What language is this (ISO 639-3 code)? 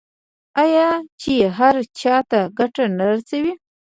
pus